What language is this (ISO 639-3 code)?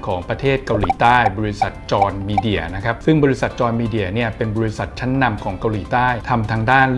tha